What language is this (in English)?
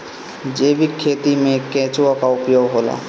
Bhojpuri